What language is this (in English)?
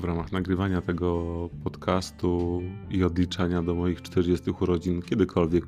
Polish